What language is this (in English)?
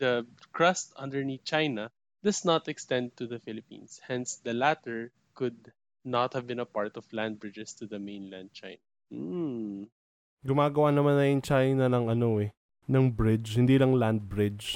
Filipino